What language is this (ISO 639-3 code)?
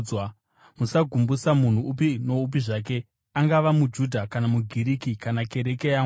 sna